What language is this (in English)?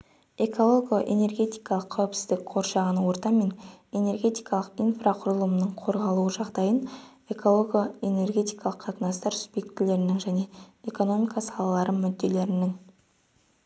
Kazakh